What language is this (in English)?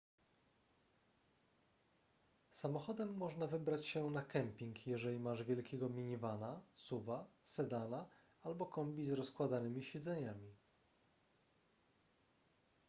Polish